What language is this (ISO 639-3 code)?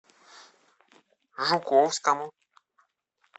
rus